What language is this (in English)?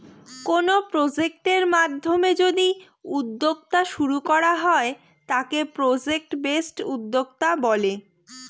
Bangla